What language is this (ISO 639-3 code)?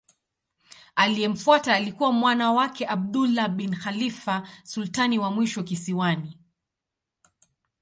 swa